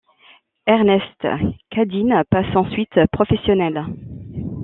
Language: French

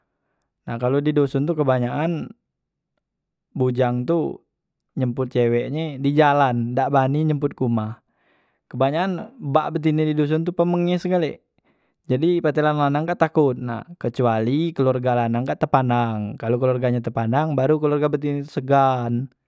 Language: Musi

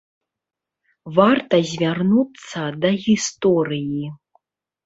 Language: Belarusian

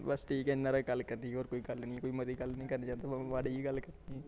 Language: Dogri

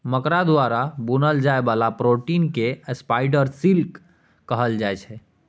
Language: Maithili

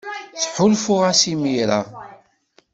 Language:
Kabyle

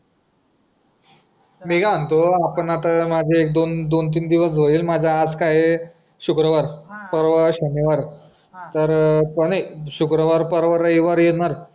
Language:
Marathi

